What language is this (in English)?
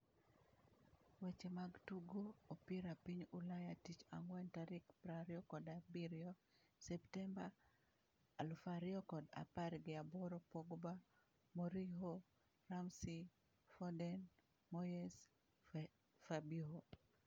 Luo (Kenya and Tanzania)